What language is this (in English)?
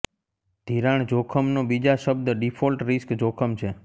Gujarati